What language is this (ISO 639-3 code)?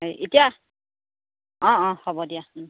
asm